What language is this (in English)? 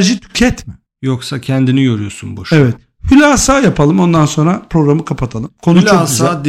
Turkish